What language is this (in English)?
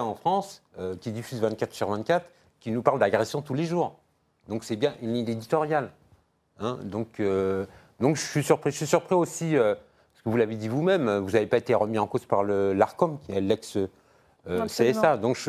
French